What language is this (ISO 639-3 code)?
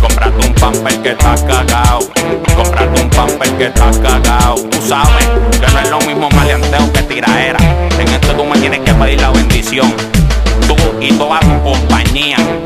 tha